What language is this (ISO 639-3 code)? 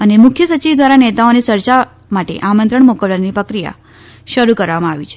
guj